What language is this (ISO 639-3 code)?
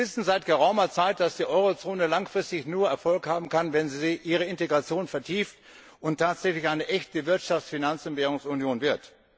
deu